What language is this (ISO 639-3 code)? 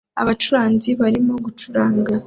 kin